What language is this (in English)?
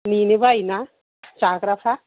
Bodo